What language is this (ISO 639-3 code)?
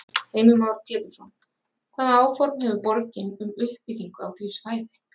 isl